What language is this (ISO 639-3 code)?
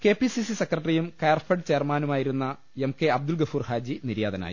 mal